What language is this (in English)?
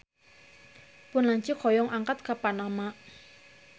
Sundanese